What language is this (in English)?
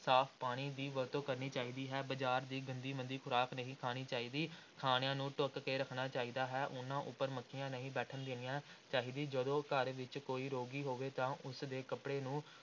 Punjabi